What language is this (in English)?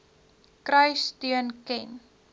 Afrikaans